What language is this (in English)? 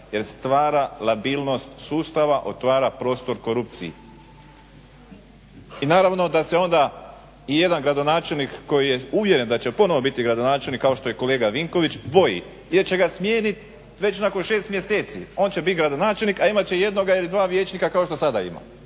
Croatian